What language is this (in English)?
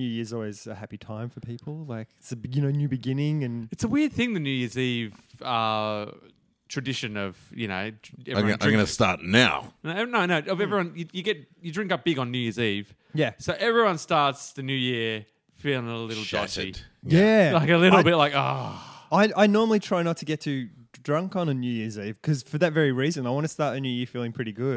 English